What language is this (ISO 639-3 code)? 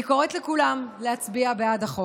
heb